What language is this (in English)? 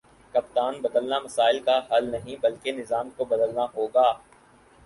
Urdu